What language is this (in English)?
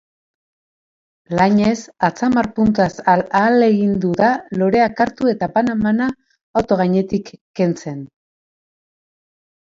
Basque